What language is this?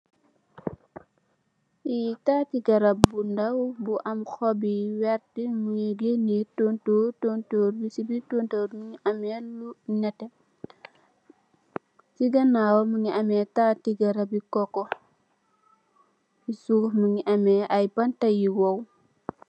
Wolof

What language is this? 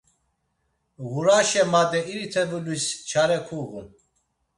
Laz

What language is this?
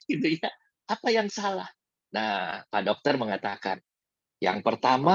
Indonesian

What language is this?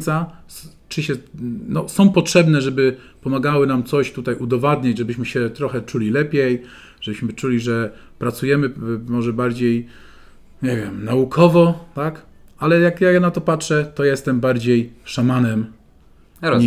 Polish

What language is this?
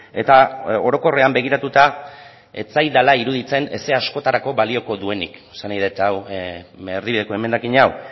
Basque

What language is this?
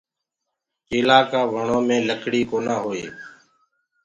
Gurgula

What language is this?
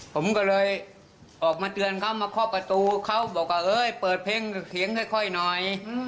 Thai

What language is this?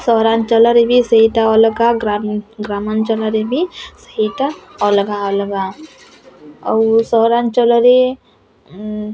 Odia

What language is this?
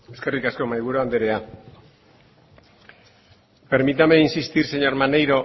Basque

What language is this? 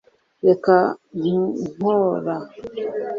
Kinyarwanda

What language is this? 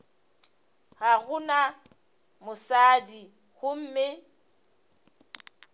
Northern Sotho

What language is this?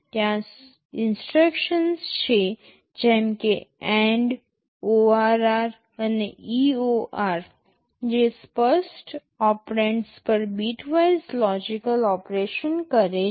Gujarati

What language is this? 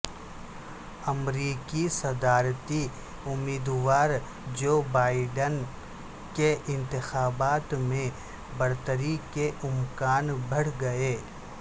Urdu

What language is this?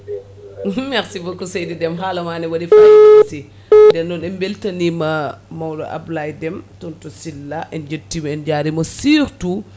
Fula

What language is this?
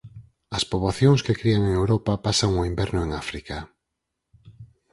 Galician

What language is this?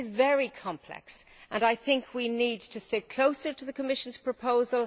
English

